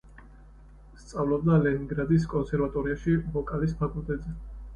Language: Georgian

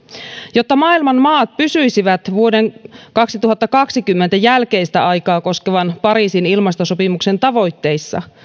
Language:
Finnish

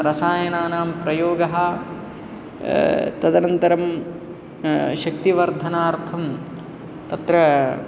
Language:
Sanskrit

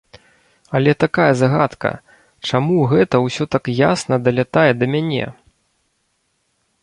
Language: Belarusian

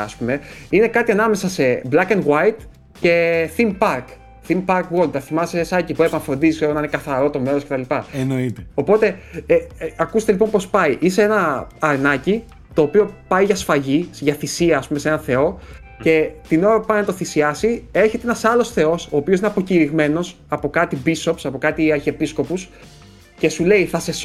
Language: Greek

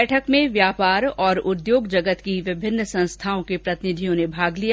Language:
Hindi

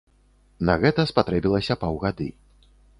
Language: Belarusian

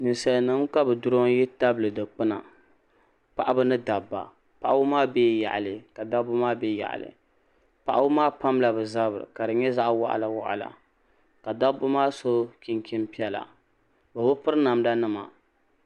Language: Dagbani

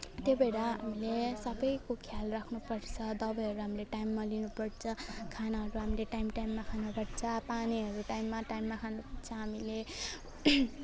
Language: Nepali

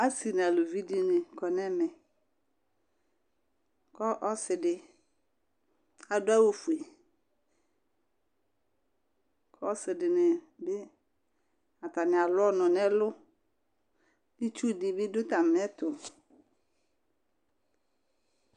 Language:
Ikposo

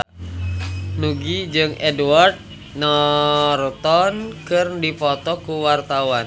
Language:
Sundanese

